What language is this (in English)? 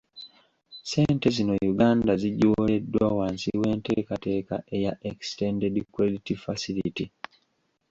Ganda